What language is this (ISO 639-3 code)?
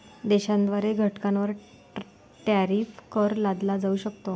mar